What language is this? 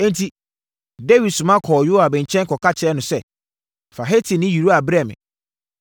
Akan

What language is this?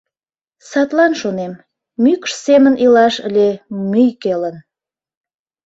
Mari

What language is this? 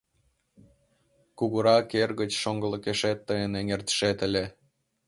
Mari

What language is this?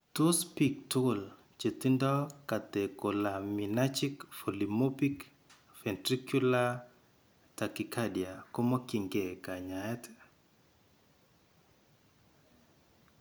Kalenjin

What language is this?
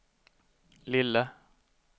Swedish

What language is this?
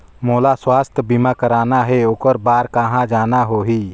Chhattisgarhi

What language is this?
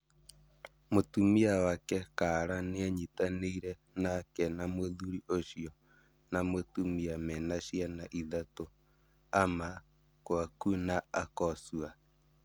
Kikuyu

